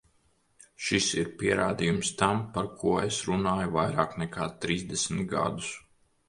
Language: Latvian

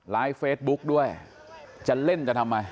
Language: Thai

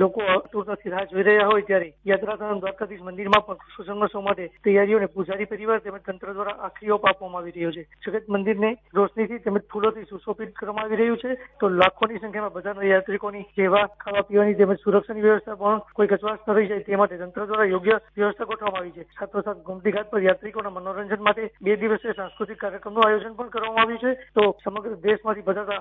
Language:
Gujarati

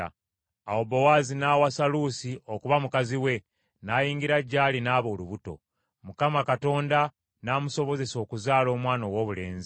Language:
Ganda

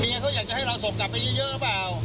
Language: Thai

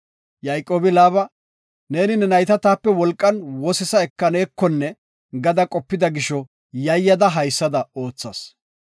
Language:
Gofa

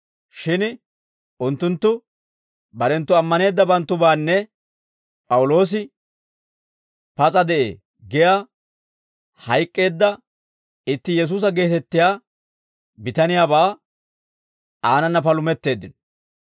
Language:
Dawro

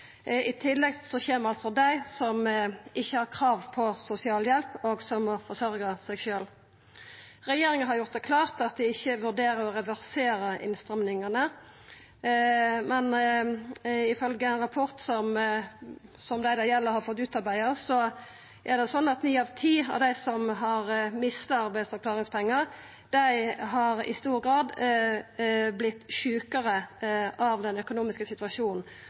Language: Norwegian Nynorsk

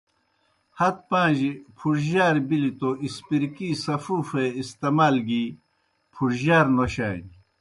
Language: Kohistani Shina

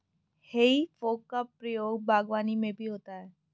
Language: Hindi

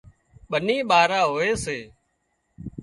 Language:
Wadiyara Koli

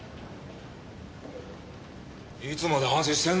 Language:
Japanese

